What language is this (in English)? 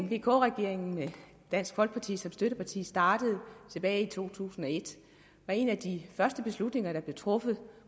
Danish